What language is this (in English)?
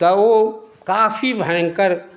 Maithili